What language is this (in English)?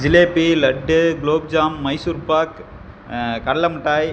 Tamil